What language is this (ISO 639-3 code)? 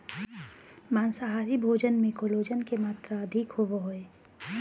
mag